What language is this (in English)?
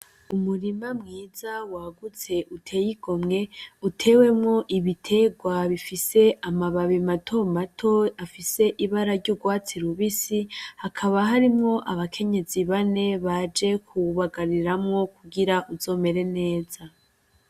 Rundi